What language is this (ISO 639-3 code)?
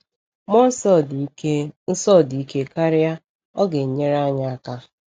ibo